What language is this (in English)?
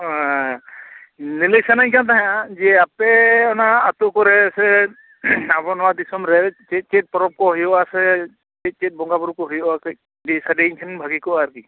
Santali